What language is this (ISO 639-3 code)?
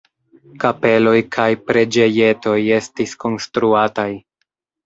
epo